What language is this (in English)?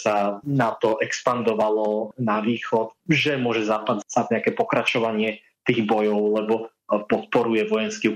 Slovak